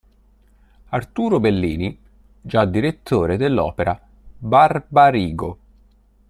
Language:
Italian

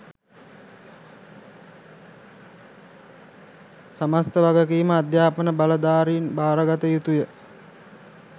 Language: Sinhala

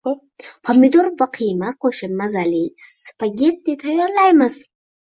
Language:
Uzbek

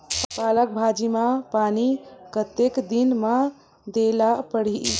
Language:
Chhattisgarhi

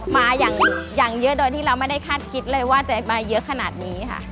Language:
Thai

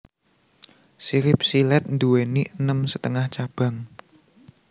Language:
Javanese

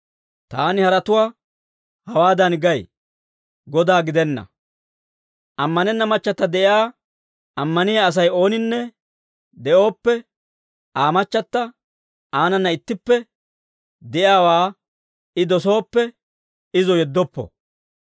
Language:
Dawro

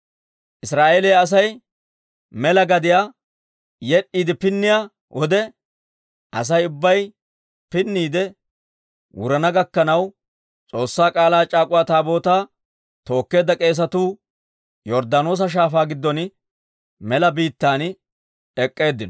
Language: Dawro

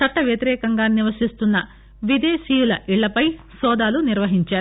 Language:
Telugu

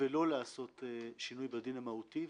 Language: Hebrew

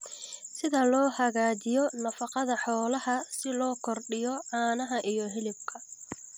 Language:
Somali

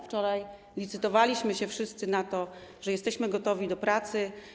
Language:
Polish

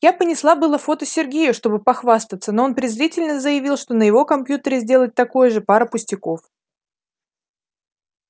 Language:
Russian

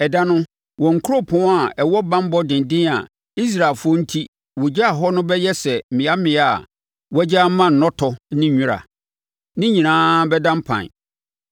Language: Akan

